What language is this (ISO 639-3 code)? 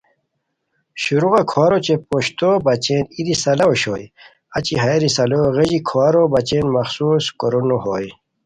khw